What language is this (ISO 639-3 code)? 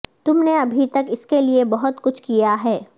urd